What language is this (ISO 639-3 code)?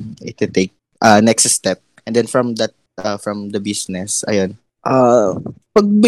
fil